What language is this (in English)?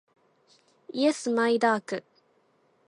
Japanese